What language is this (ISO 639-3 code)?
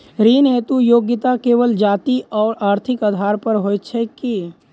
mai